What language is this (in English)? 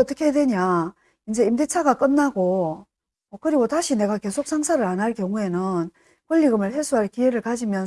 Korean